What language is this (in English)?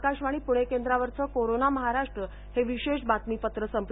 Marathi